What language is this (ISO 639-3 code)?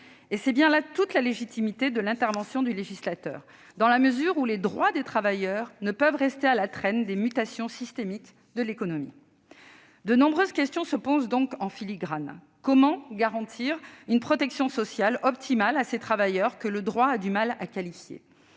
fra